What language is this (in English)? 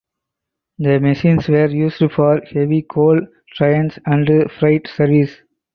English